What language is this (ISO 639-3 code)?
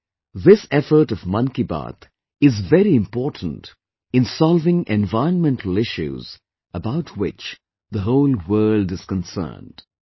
eng